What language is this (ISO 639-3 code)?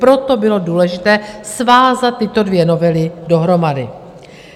ces